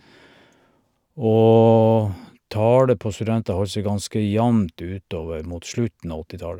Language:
Norwegian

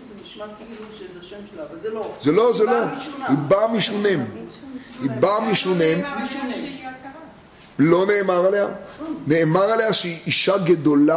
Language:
Hebrew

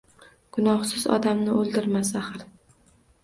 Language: Uzbek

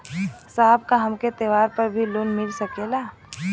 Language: Bhojpuri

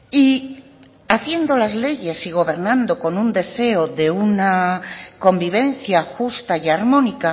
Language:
Spanish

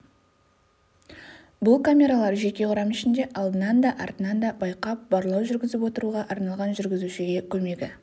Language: Kazakh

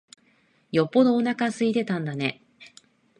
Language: Japanese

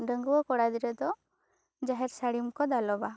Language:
Santali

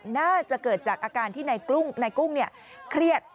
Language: Thai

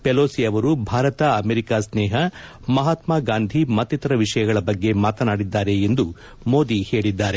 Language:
Kannada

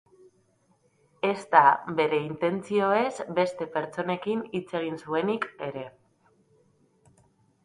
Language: Basque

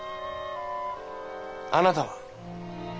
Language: Japanese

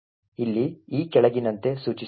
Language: Kannada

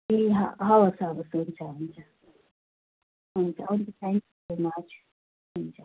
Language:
Nepali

